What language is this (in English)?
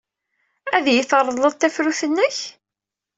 Kabyle